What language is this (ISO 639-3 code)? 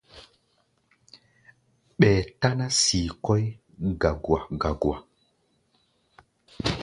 gba